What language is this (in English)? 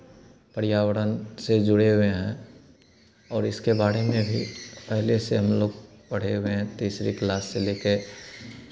Hindi